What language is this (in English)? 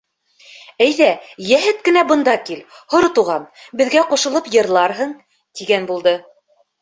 Bashkir